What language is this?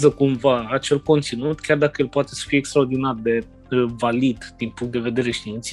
Romanian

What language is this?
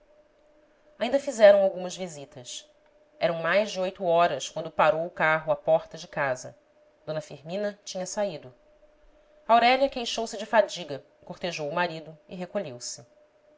Portuguese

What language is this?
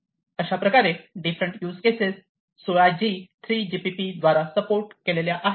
Marathi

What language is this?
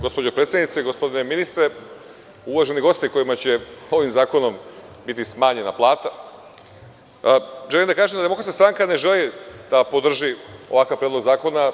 Serbian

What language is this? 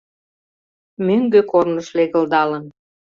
Mari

